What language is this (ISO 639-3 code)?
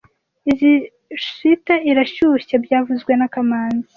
kin